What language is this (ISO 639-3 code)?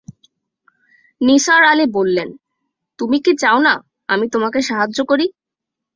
ben